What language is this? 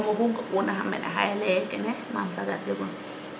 Serer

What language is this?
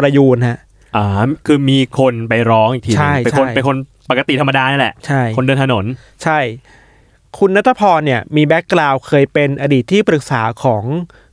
Thai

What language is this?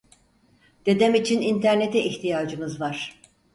Turkish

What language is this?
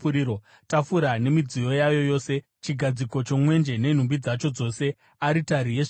Shona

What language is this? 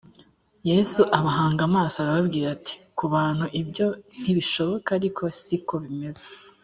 Kinyarwanda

